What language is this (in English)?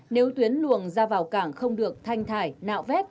Vietnamese